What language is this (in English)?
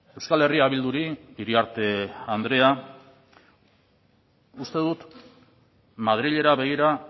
Basque